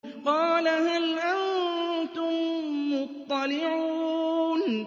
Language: Arabic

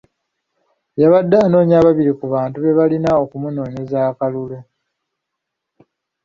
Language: Ganda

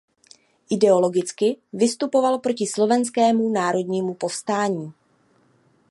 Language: Czech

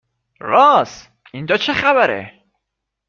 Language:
Persian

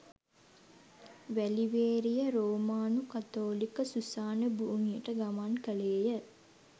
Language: Sinhala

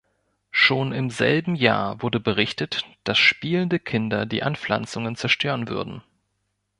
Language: German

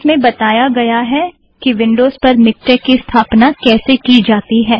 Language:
Hindi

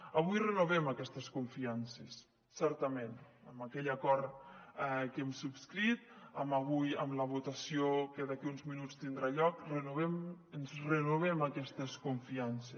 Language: Catalan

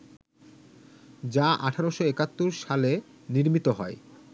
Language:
Bangla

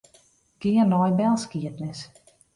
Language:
Western Frisian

